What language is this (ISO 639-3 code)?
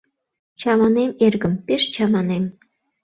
chm